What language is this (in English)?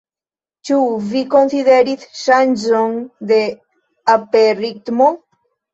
Esperanto